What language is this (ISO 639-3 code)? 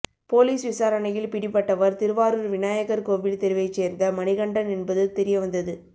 tam